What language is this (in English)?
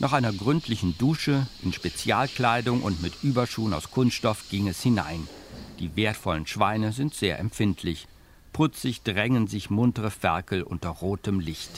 German